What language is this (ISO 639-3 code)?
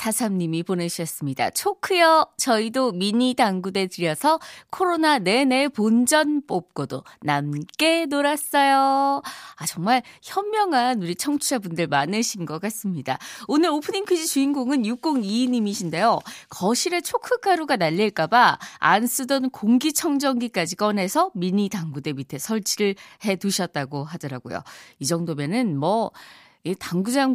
kor